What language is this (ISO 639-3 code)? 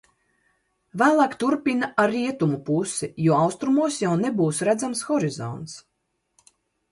lav